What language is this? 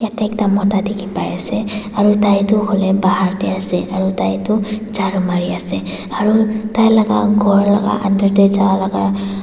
Naga Pidgin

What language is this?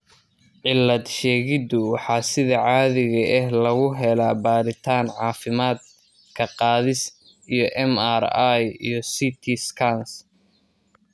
Somali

